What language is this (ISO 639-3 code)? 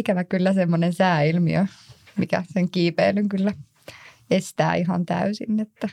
fin